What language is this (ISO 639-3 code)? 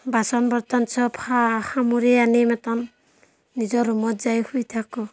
asm